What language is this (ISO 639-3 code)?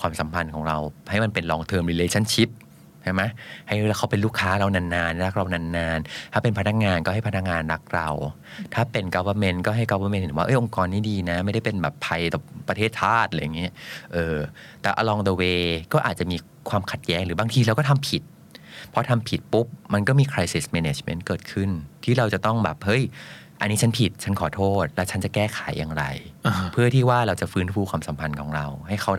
tha